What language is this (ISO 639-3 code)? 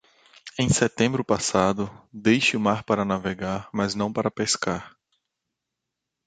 por